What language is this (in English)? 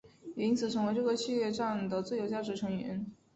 Chinese